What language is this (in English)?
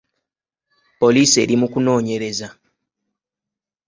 Ganda